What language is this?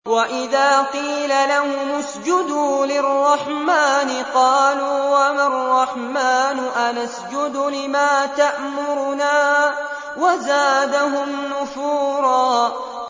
Arabic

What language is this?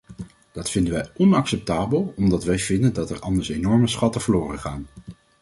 Dutch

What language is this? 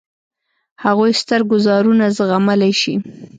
Pashto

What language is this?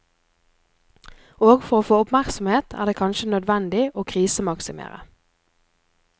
Norwegian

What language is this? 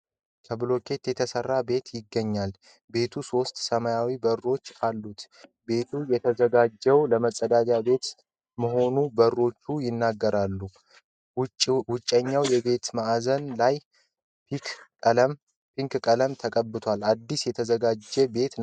Amharic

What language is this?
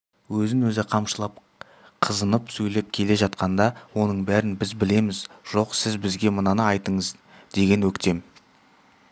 Kazakh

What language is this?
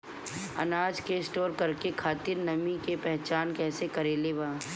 Bhojpuri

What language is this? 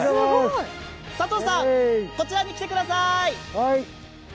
Japanese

